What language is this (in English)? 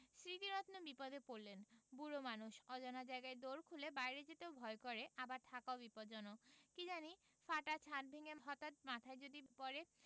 Bangla